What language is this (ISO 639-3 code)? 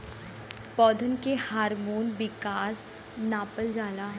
bho